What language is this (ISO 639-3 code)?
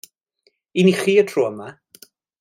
cym